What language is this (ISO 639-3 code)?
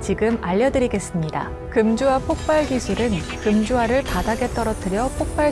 kor